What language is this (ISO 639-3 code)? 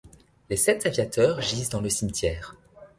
fra